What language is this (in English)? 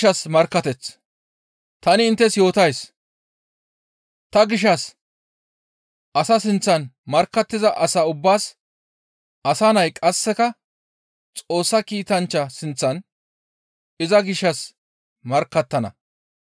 Gamo